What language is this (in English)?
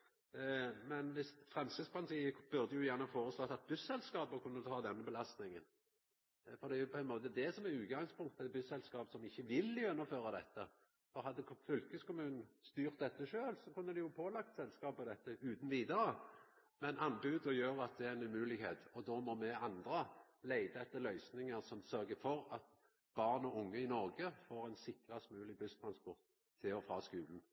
Norwegian Nynorsk